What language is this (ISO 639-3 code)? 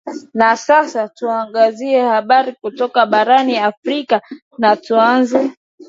swa